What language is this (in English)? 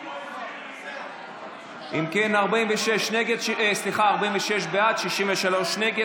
Hebrew